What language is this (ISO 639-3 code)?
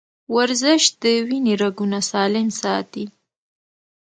pus